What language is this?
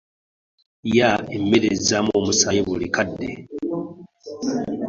Ganda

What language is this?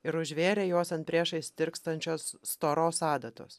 Lithuanian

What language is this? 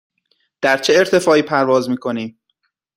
Persian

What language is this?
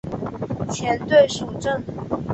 Chinese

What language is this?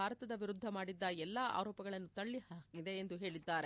Kannada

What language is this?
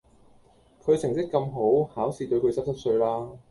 Cantonese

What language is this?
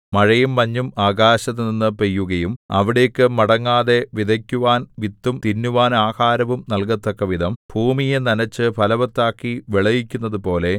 Malayalam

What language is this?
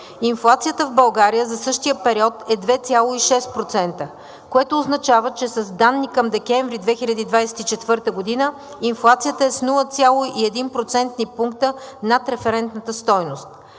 Bulgarian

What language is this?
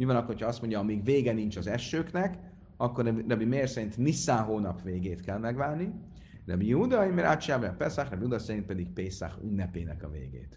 Hungarian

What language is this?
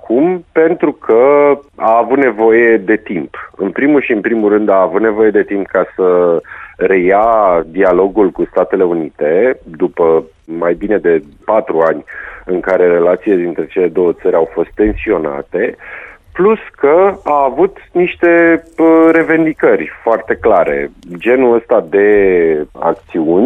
Romanian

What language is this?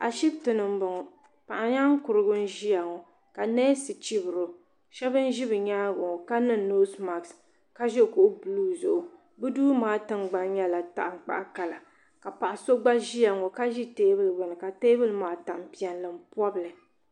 Dagbani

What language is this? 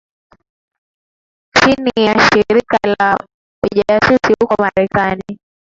Swahili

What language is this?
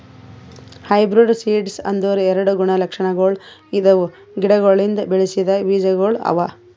Kannada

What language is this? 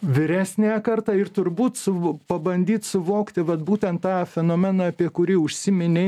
Lithuanian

